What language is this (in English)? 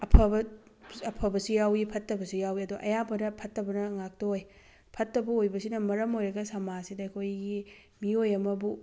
Manipuri